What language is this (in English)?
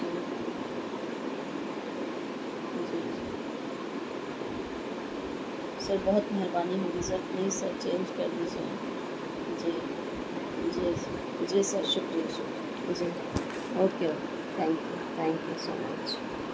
Urdu